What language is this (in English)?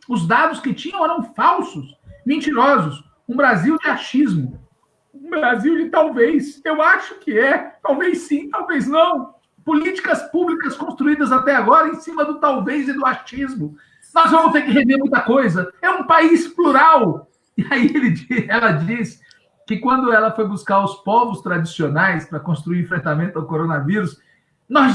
Portuguese